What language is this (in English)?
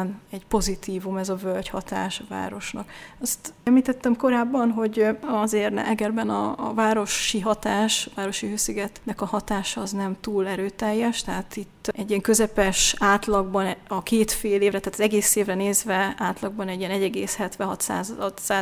Hungarian